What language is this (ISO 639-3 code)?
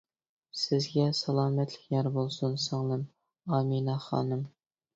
uig